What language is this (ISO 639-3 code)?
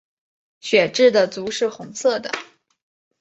zho